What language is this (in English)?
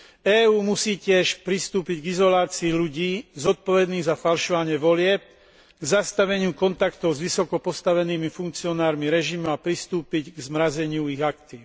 Slovak